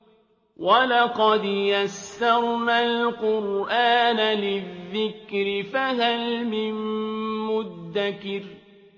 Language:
Arabic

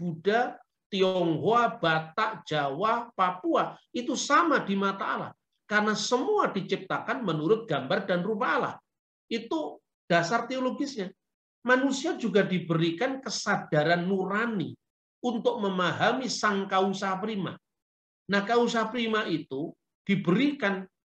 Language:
Indonesian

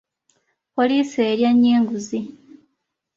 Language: Ganda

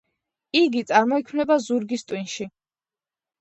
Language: Georgian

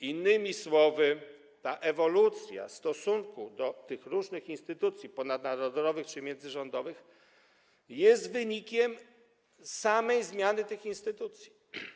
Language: Polish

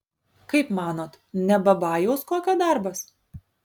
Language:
Lithuanian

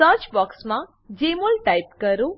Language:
Gujarati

